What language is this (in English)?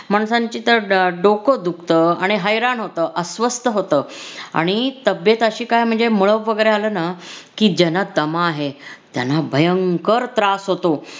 Marathi